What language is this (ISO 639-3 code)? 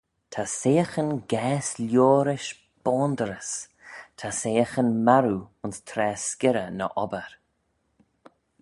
glv